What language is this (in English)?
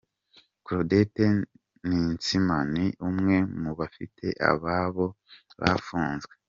Kinyarwanda